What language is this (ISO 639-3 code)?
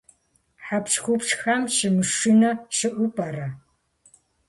kbd